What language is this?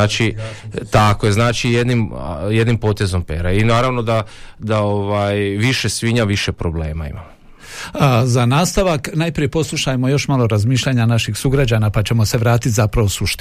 Croatian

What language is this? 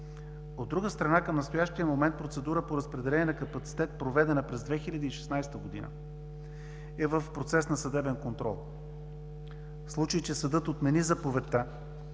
Bulgarian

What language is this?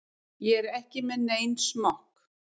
Icelandic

